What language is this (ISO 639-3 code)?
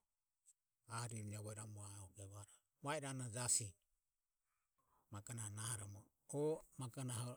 aom